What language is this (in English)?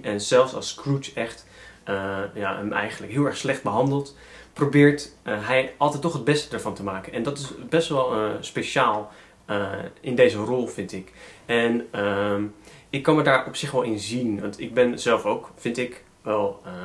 Dutch